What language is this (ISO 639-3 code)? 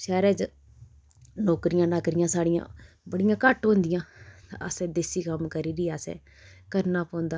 doi